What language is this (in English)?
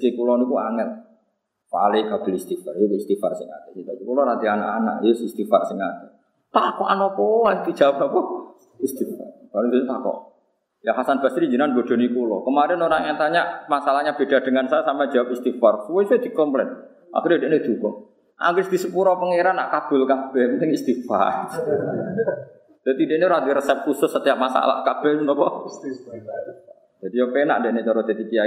Indonesian